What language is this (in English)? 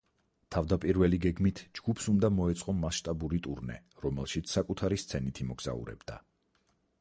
Georgian